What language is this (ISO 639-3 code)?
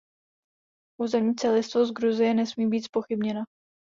ces